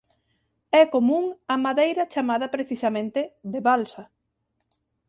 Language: Galician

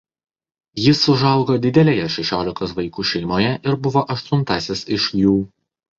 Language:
Lithuanian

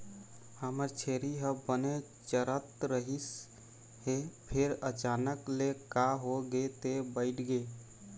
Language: Chhattisgarhi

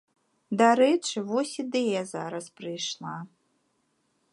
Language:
Belarusian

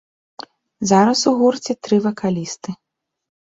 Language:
Belarusian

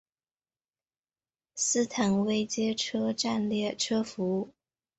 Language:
Chinese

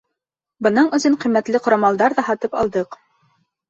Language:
Bashkir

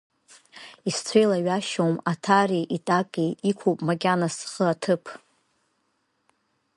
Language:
Abkhazian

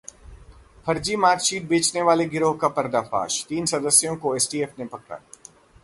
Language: Hindi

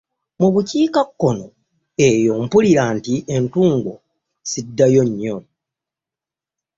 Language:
Ganda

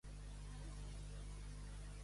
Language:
Spanish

